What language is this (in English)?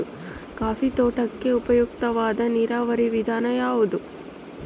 Kannada